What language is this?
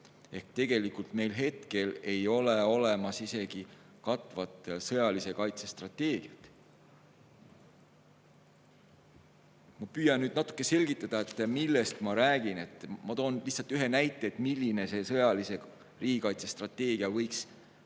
Estonian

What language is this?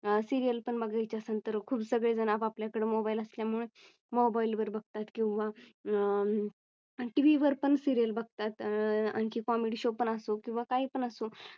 Marathi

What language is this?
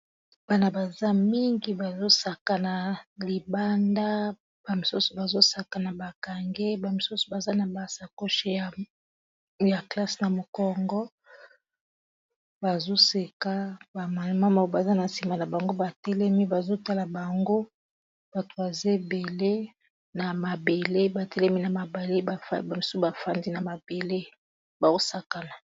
Lingala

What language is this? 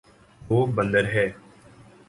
Urdu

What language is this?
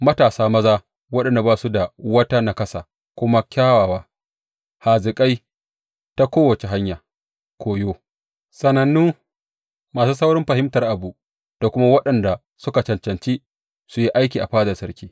Hausa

